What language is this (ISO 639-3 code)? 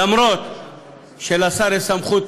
heb